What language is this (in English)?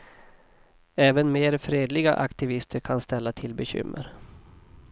Swedish